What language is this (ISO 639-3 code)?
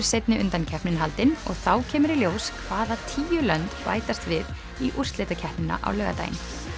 isl